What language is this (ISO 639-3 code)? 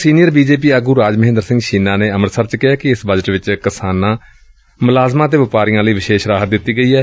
pan